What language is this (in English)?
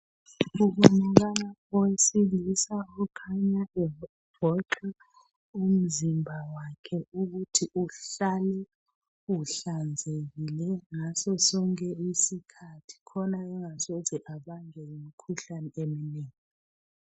North Ndebele